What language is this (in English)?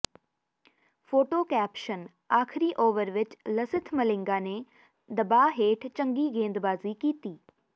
Punjabi